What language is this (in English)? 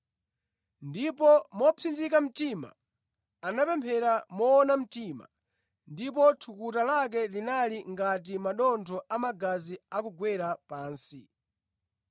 Nyanja